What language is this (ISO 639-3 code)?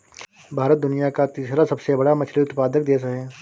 hin